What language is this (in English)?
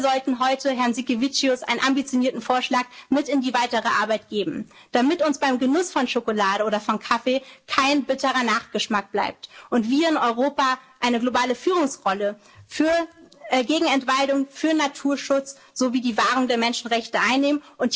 German